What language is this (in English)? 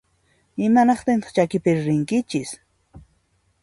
Puno Quechua